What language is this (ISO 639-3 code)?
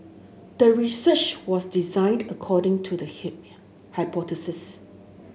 eng